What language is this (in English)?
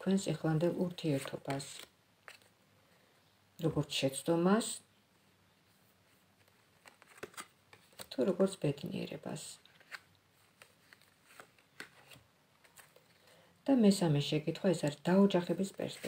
Romanian